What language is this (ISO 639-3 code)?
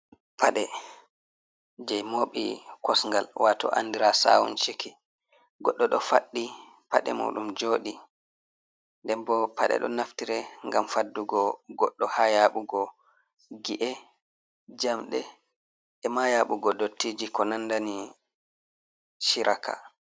ful